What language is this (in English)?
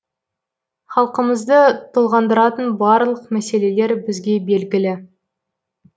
Kazakh